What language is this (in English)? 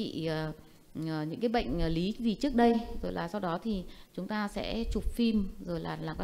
Vietnamese